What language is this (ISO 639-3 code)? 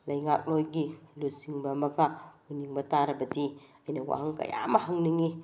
mni